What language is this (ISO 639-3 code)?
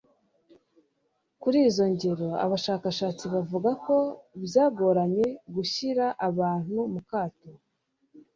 kin